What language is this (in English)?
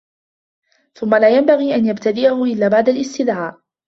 Arabic